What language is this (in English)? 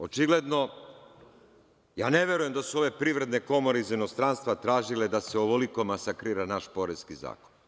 Serbian